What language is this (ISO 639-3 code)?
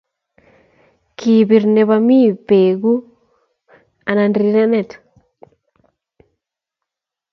kln